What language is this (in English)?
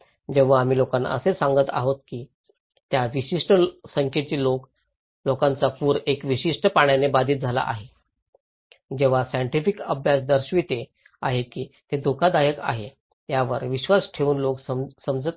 Marathi